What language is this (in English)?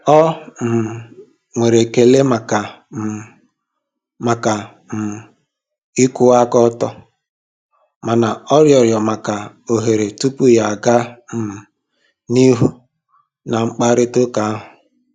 Igbo